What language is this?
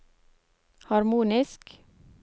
Norwegian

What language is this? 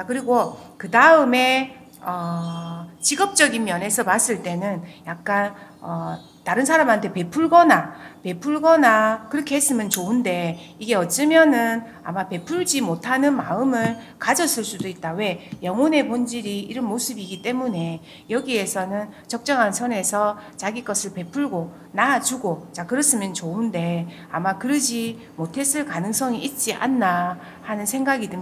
Korean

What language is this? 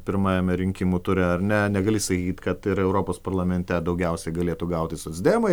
Lithuanian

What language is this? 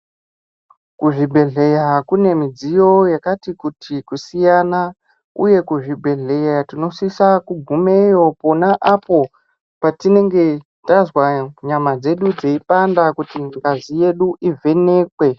Ndau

